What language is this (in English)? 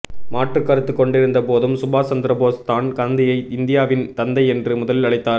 Tamil